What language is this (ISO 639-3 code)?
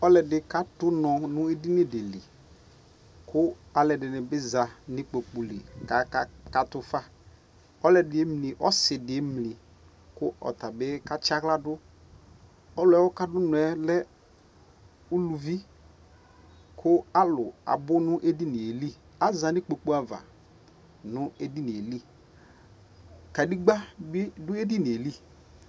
kpo